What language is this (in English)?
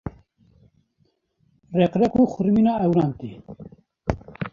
Kurdish